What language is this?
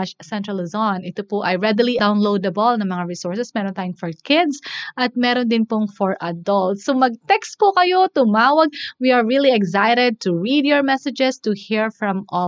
Filipino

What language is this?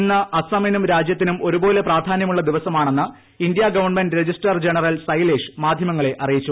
Malayalam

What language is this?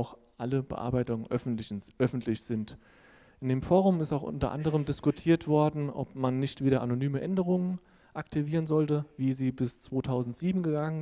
German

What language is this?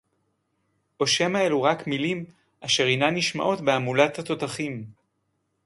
Hebrew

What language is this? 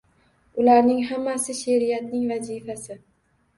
Uzbek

